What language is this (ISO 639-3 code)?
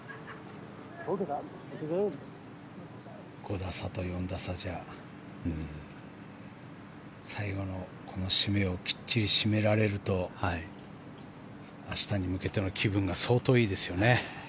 jpn